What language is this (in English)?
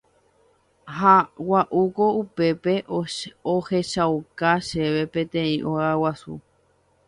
Guarani